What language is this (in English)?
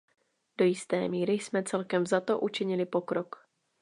Czech